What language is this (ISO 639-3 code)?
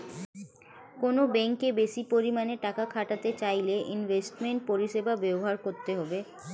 ben